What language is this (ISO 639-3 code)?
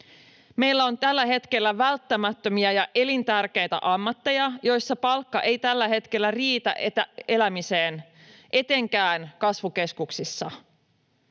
fin